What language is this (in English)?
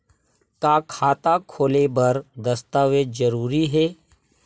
Chhattisgarhi